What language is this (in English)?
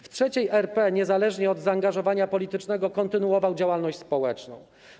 Polish